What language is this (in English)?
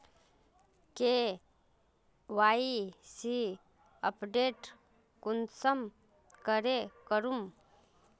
Magahi